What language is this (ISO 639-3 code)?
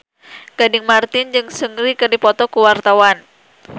sun